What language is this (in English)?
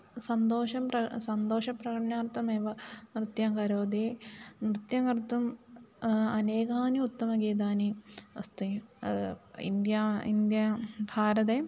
Sanskrit